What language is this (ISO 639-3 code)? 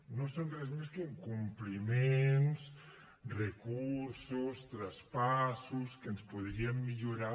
cat